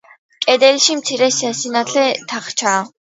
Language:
Georgian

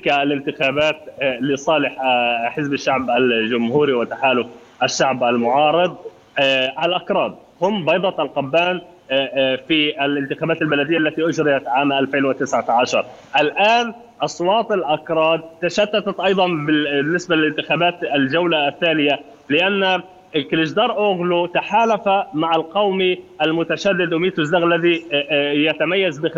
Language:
Arabic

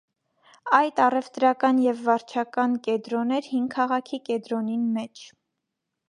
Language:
Armenian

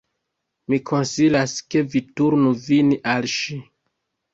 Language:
Esperanto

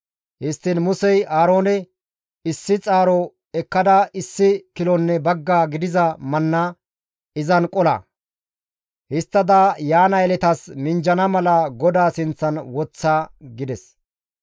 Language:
Gamo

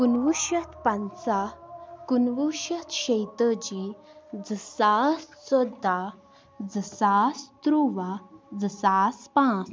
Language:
Kashmiri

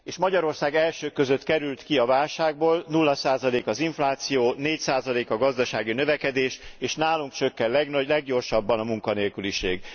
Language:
Hungarian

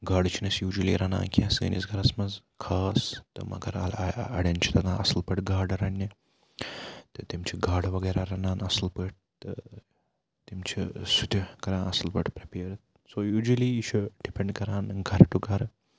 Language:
Kashmiri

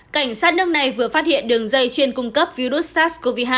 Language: Vietnamese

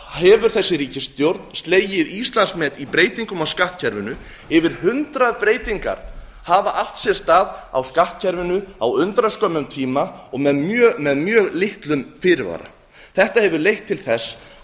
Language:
Icelandic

